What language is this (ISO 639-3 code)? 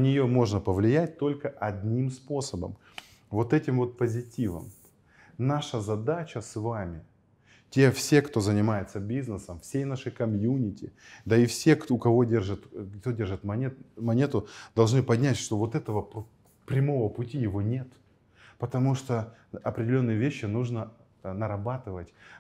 rus